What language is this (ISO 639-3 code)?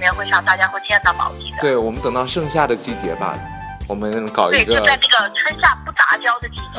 zho